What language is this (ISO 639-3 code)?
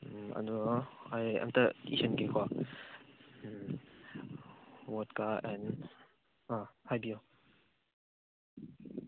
mni